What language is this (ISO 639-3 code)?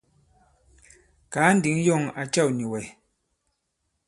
abb